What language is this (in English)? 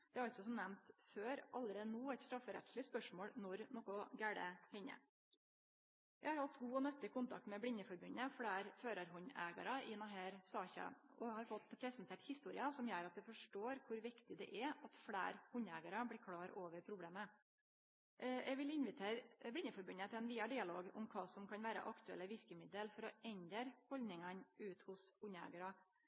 Norwegian Nynorsk